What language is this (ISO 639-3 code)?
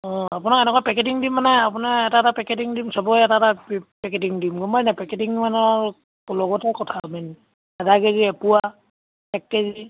asm